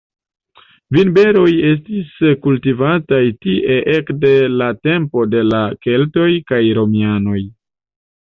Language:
Esperanto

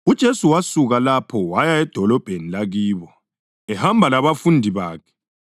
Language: North Ndebele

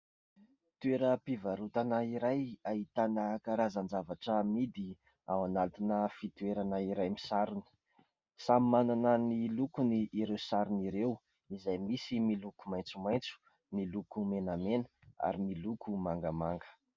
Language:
Malagasy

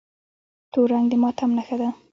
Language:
Pashto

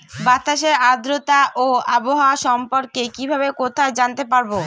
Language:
Bangla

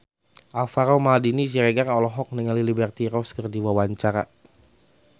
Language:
Sundanese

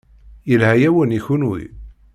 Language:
Kabyle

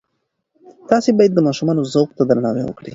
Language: Pashto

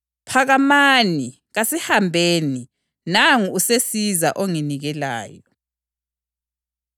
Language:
North Ndebele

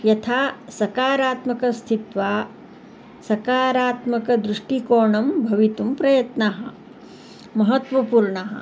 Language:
Sanskrit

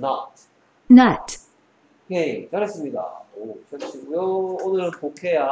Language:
Korean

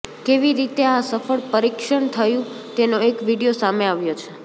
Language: Gujarati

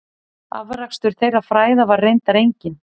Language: Icelandic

